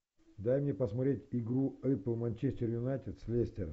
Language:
Russian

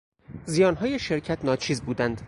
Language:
Persian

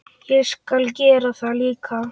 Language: Icelandic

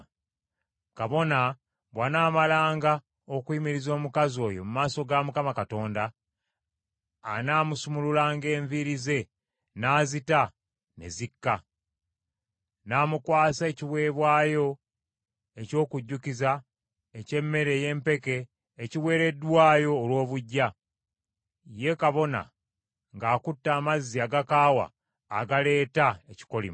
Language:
Ganda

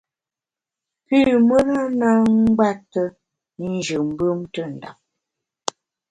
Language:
Bamun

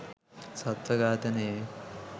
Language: Sinhala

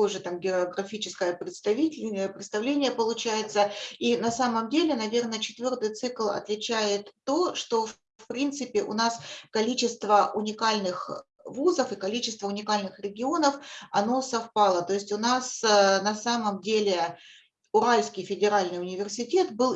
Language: Russian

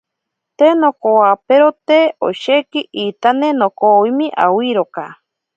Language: Ashéninka Perené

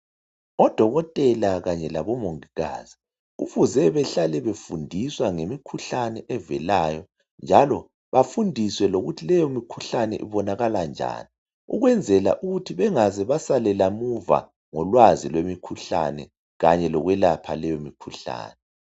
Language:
North Ndebele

